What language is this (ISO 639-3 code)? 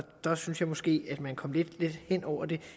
dan